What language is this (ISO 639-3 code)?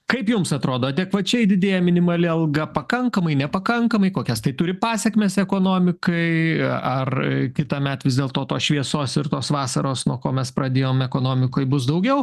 lit